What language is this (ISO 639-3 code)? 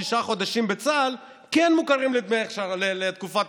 heb